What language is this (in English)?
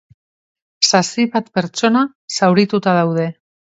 Basque